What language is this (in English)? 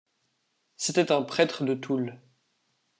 French